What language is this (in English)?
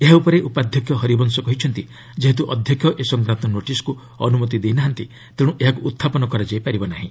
Odia